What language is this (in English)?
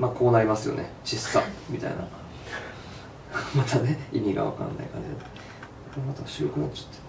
Japanese